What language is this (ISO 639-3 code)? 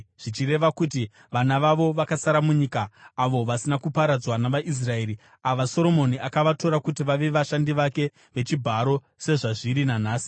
sna